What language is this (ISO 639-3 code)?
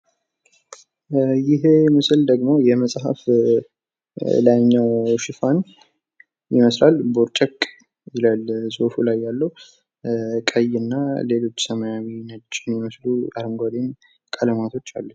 amh